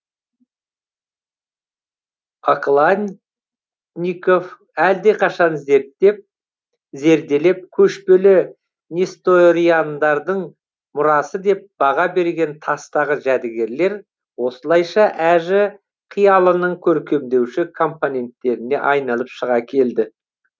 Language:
Kazakh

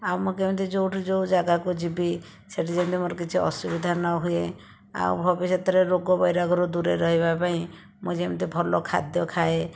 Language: Odia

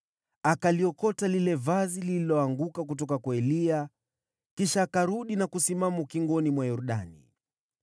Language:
Swahili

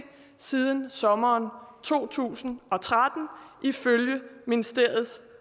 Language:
Danish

